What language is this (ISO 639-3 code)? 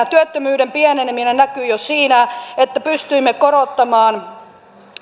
fin